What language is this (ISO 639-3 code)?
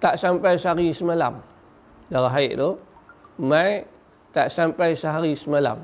msa